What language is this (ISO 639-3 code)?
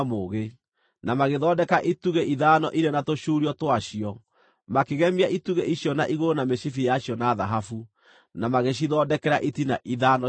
kik